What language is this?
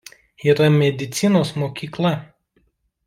Lithuanian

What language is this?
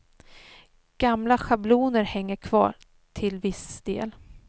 Swedish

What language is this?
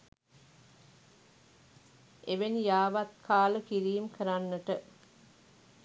Sinhala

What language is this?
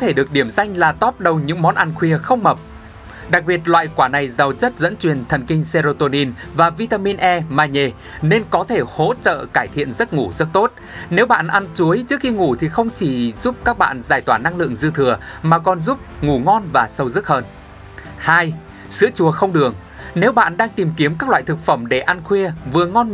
Vietnamese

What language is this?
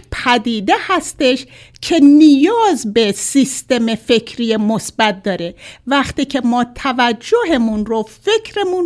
Persian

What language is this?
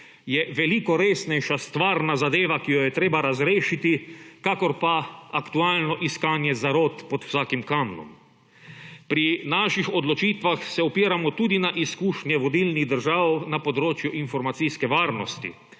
Slovenian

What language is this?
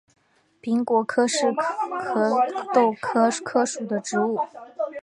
Chinese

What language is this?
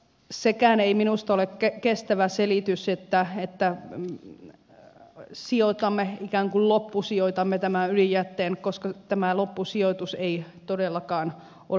Finnish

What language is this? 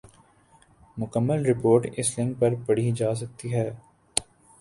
Urdu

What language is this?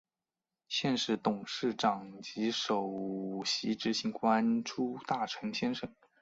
Chinese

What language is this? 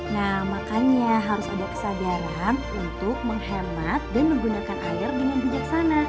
Indonesian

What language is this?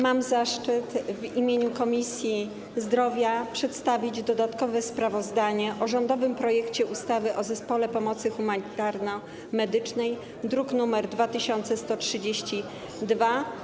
Polish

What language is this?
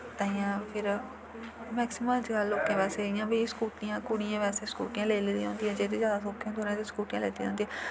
Dogri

